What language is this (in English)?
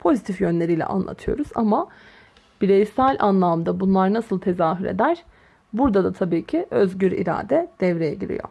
Turkish